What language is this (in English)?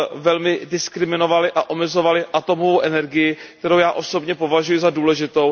Czech